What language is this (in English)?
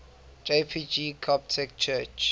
English